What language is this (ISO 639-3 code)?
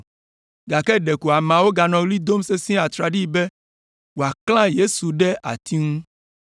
ewe